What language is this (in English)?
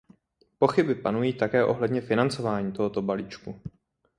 Czech